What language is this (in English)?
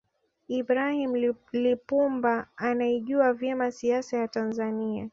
Swahili